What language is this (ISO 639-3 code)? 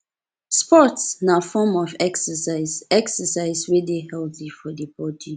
pcm